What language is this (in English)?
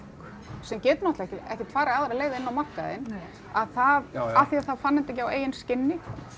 Icelandic